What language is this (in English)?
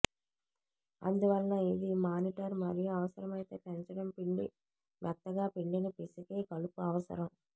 Telugu